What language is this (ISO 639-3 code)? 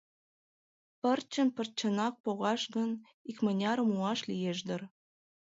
chm